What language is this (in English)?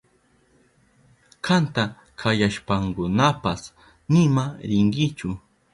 Southern Pastaza Quechua